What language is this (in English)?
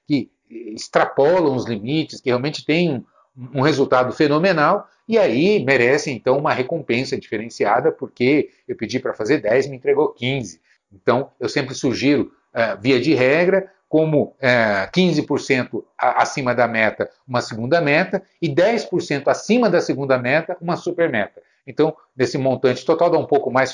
Portuguese